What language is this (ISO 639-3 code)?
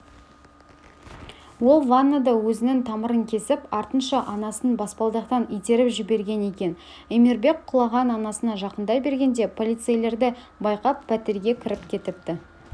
kaz